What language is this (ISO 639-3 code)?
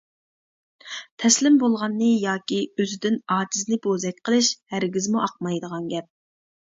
uig